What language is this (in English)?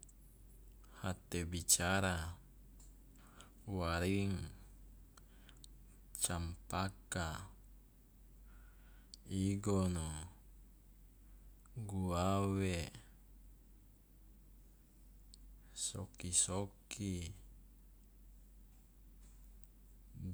Loloda